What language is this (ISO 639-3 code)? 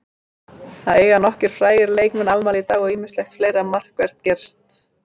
isl